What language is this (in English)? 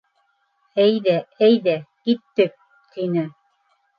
Bashkir